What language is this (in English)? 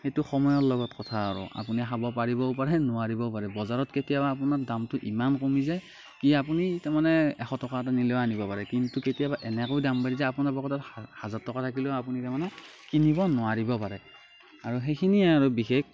Assamese